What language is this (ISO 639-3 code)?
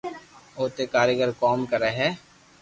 lrk